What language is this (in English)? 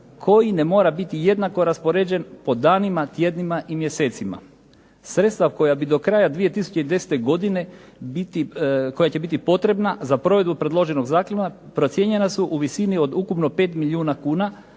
Croatian